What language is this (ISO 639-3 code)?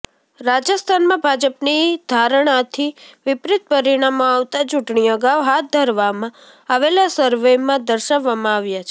guj